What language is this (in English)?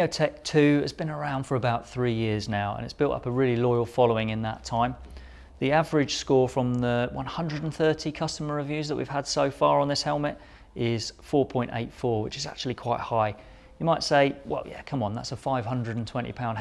English